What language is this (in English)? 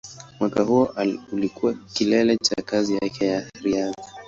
Swahili